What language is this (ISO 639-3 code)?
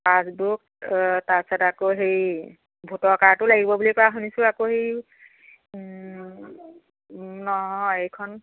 asm